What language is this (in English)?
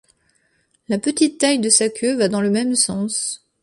French